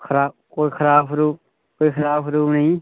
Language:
Dogri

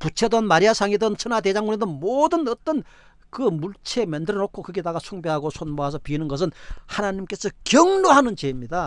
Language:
Korean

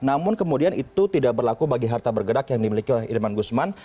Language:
Indonesian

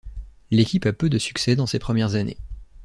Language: French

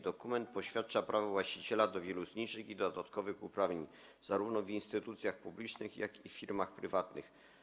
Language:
Polish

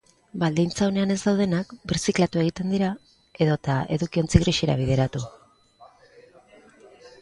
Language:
Basque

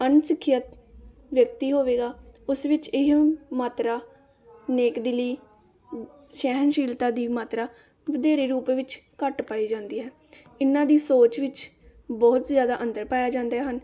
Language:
Punjabi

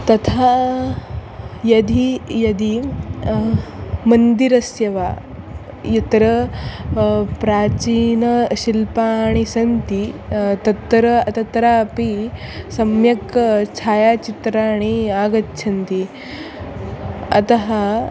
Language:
Sanskrit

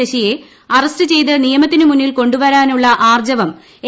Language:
Malayalam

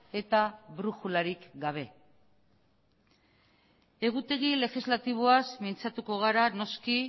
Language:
Basque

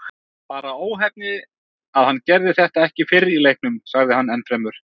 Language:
Icelandic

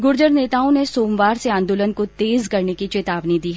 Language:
Hindi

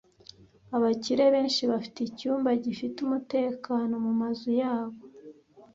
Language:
Kinyarwanda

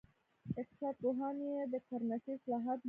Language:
Pashto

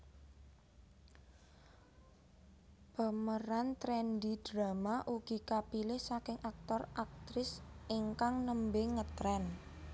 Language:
Javanese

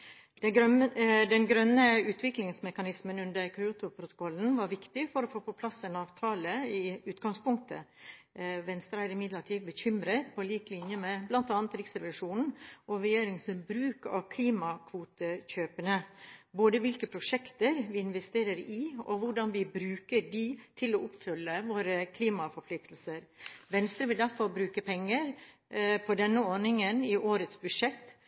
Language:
Norwegian Bokmål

